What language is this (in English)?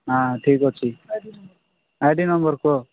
Odia